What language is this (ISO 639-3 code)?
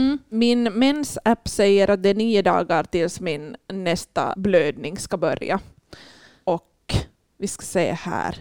swe